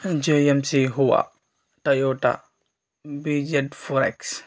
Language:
Telugu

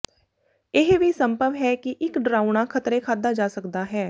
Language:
Punjabi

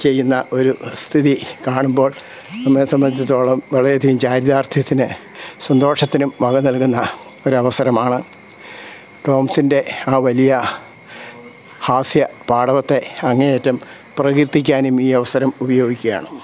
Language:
Malayalam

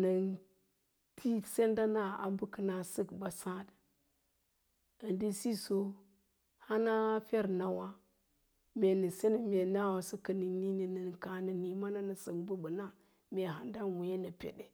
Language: Lala-Roba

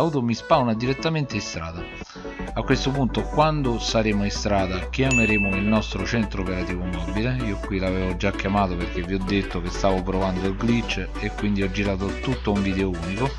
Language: Italian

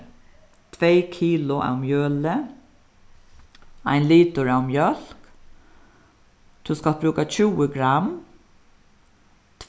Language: Faroese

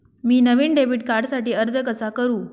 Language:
Marathi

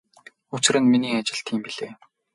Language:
Mongolian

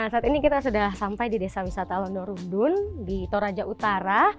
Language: Indonesian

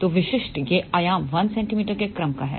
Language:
Hindi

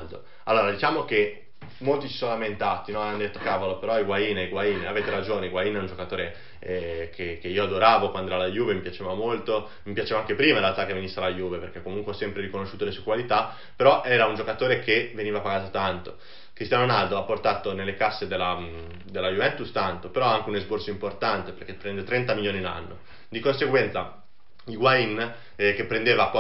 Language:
Italian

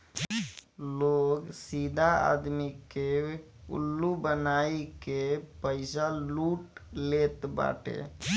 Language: Bhojpuri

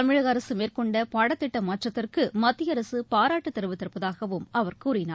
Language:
Tamil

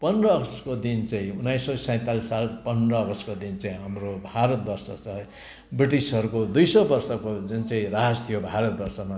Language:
Nepali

